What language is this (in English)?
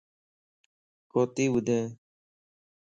Lasi